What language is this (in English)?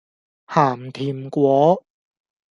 Cantonese